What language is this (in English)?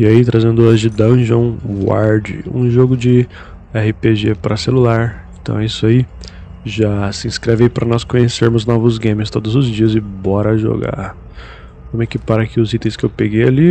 Portuguese